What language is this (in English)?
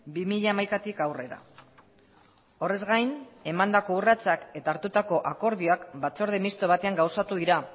Basque